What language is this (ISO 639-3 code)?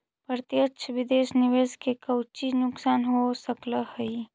mag